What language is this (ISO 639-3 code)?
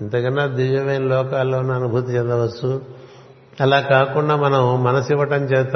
tel